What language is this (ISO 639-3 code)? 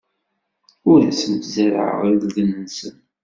kab